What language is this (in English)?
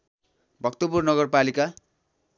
Nepali